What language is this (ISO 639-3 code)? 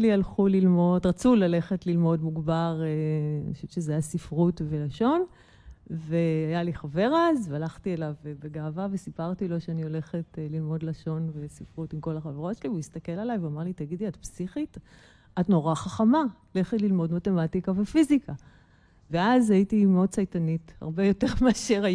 heb